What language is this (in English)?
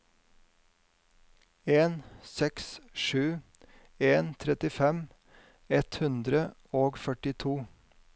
Norwegian